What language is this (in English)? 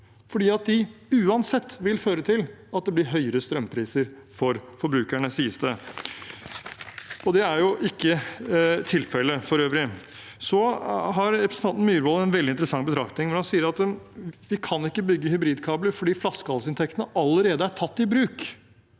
Norwegian